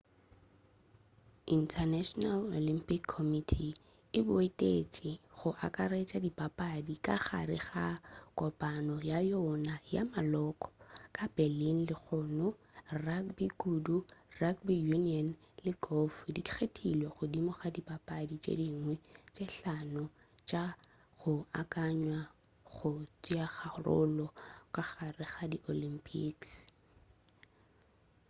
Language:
Northern Sotho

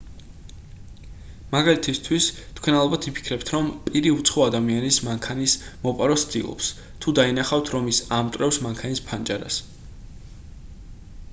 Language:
Georgian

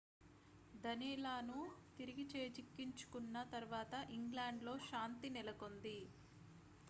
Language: Telugu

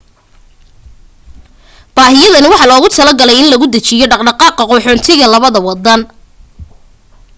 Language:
Somali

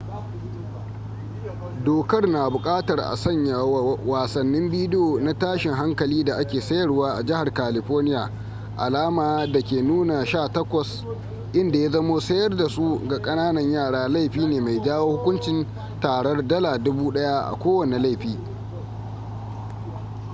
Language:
Hausa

